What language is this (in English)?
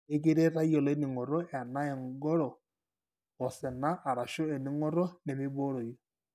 Masai